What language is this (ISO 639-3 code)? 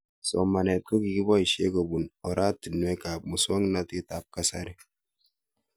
kln